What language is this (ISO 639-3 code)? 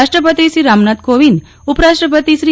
guj